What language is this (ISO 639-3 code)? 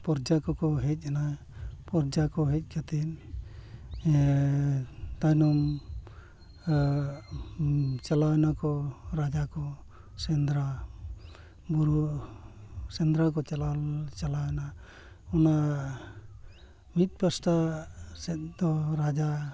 sat